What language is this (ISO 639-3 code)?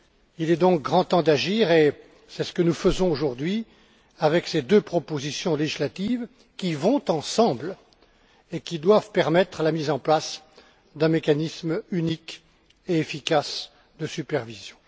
fra